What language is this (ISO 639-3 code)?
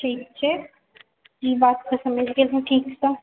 mai